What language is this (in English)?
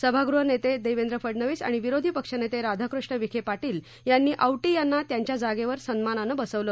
Marathi